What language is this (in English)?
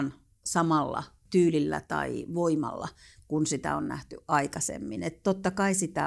Finnish